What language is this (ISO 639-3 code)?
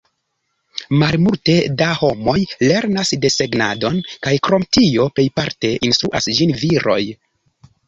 epo